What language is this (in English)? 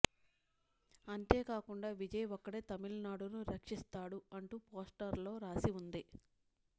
Telugu